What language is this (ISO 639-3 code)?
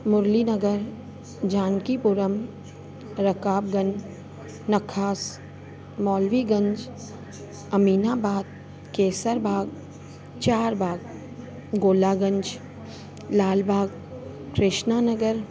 snd